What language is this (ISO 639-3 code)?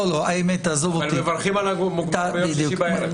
heb